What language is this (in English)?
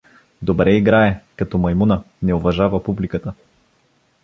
Bulgarian